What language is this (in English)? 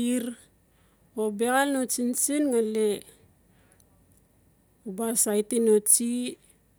Notsi